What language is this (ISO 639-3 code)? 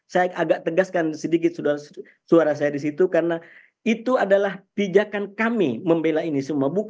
ind